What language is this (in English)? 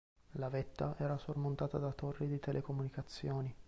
Italian